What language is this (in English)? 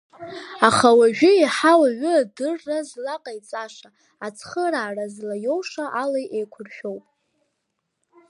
Abkhazian